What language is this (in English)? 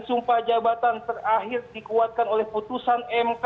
Indonesian